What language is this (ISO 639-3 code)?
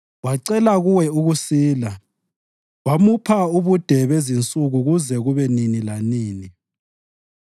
nde